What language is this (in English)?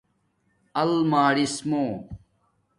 Domaaki